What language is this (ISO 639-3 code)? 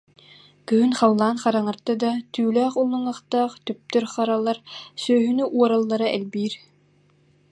sah